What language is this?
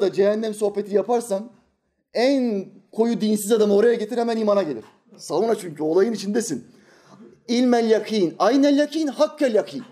Turkish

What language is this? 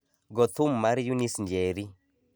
Luo (Kenya and Tanzania)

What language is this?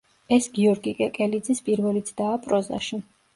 Georgian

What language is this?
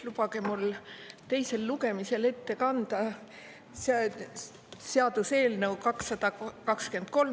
Estonian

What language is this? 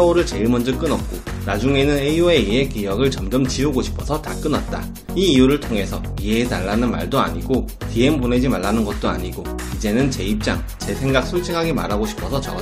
Korean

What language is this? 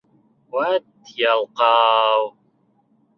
Bashkir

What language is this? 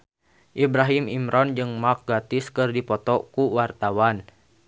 Sundanese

